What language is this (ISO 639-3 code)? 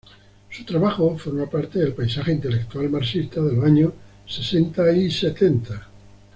spa